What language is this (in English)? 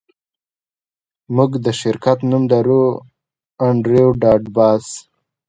Pashto